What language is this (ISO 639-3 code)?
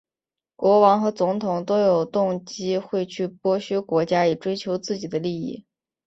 zho